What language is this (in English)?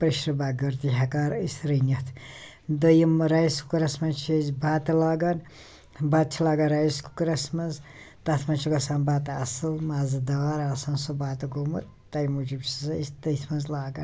Kashmiri